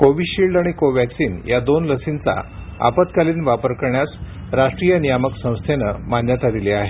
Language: Marathi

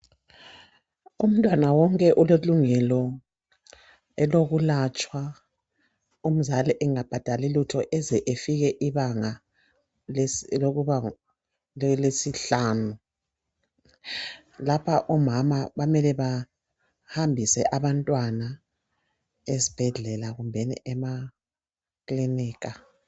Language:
North Ndebele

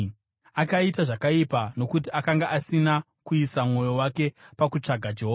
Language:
Shona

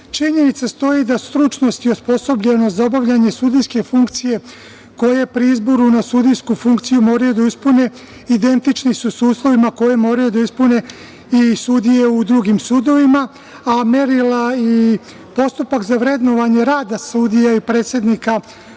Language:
Serbian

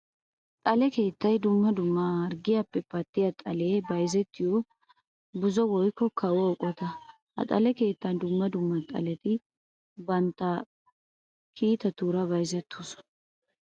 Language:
Wolaytta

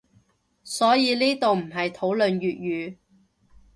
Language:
Cantonese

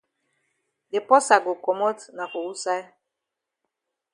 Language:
Cameroon Pidgin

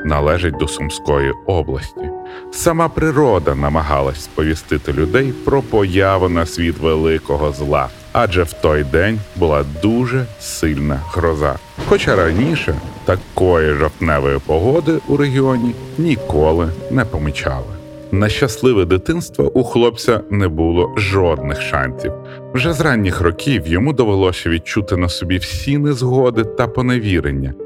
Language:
Ukrainian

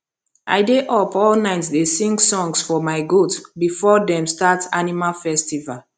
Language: Nigerian Pidgin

